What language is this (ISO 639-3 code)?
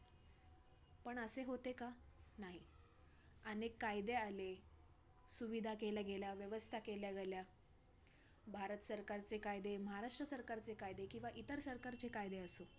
mar